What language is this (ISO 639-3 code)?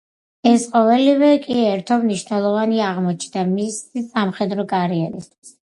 kat